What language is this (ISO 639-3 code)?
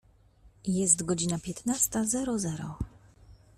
pol